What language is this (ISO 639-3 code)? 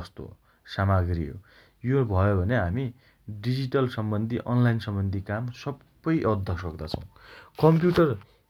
dty